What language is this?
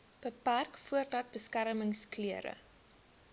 Afrikaans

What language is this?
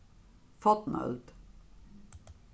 Faroese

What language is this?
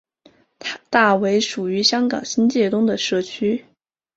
Chinese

